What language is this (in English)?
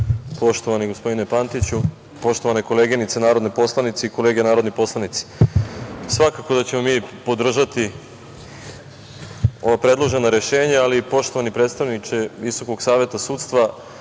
Serbian